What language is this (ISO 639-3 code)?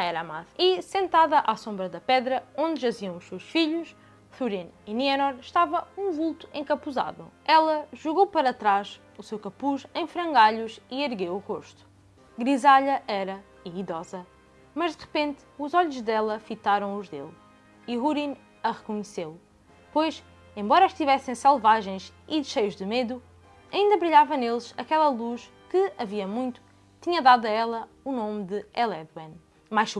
por